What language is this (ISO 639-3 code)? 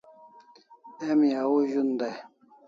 kls